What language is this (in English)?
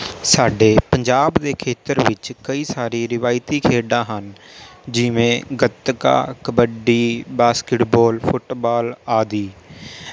Punjabi